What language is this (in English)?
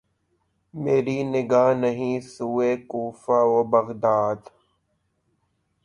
Urdu